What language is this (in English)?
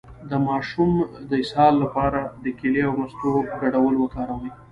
Pashto